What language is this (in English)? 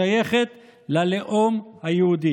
Hebrew